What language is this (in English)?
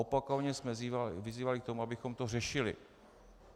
Czech